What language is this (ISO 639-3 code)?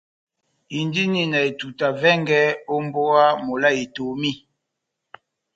bnm